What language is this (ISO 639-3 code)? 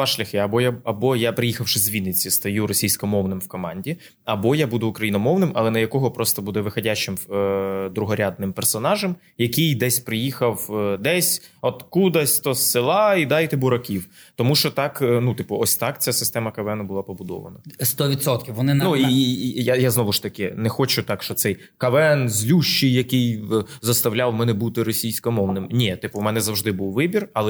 ukr